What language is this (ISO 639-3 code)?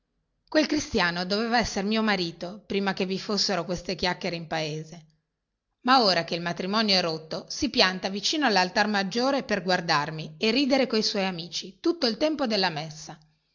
ita